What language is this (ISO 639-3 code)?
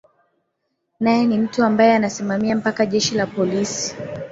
swa